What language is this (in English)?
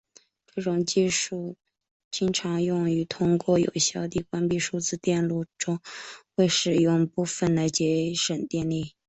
Chinese